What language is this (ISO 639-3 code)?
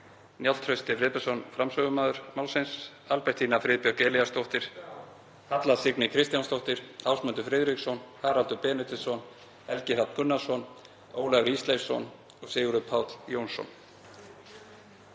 isl